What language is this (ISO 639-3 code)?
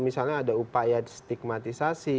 ind